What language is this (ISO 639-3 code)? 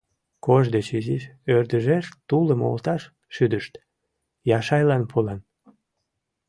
chm